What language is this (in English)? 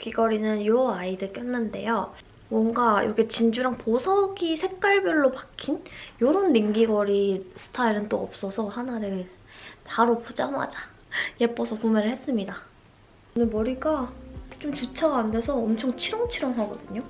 Korean